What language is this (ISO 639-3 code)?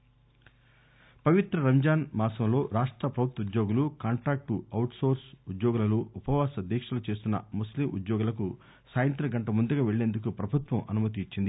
tel